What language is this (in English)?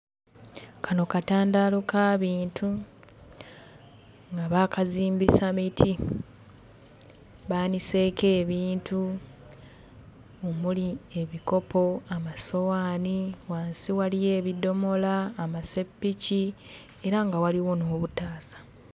Ganda